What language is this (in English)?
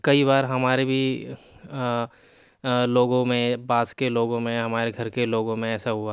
Urdu